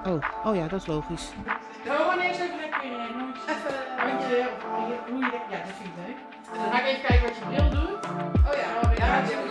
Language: Dutch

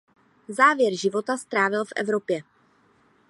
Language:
Czech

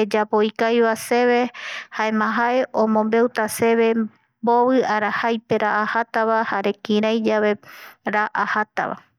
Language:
Eastern Bolivian Guaraní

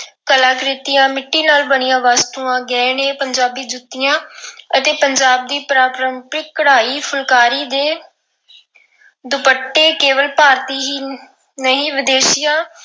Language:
Punjabi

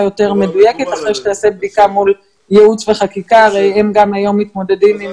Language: Hebrew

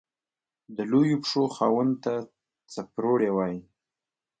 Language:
Pashto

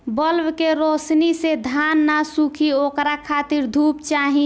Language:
Bhojpuri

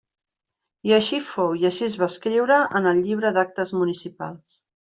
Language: Catalan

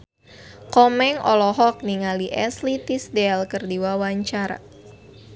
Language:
Sundanese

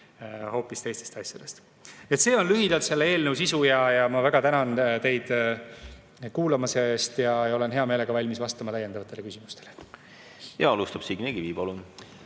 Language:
Estonian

